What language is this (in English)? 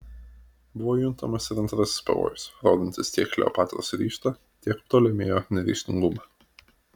Lithuanian